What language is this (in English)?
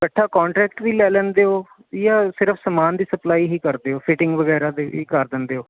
Punjabi